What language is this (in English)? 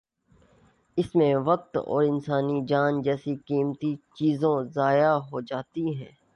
Urdu